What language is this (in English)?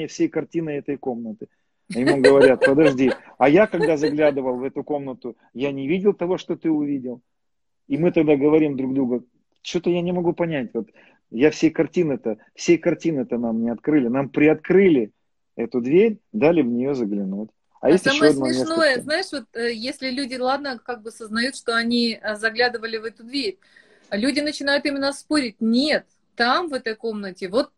Russian